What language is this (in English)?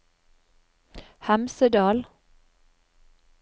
Norwegian